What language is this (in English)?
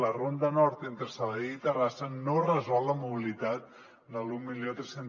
Catalan